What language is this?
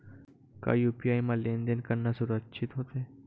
Chhattisgarhi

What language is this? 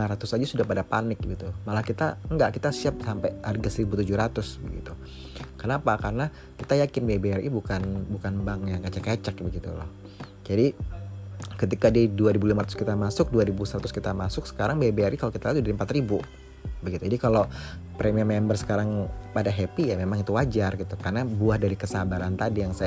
Indonesian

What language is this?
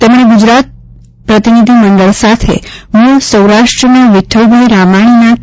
Gujarati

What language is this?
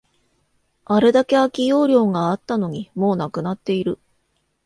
Japanese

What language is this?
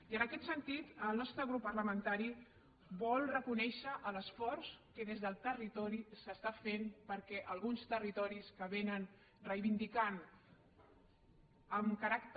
Catalan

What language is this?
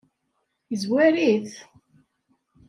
Kabyle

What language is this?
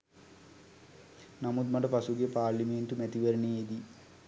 Sinhala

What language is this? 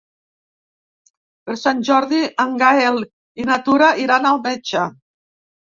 Catalan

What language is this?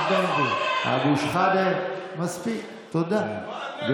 Hebrew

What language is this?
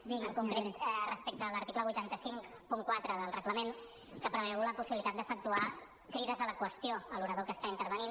Catalan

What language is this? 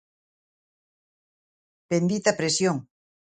Galician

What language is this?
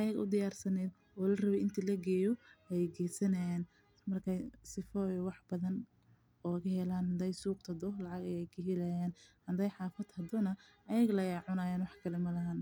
Somali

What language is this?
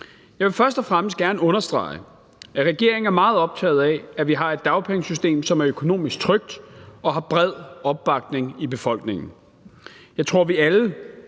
Danish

